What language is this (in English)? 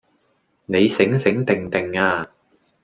Cantonese